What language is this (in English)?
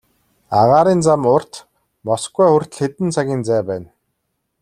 Mongolian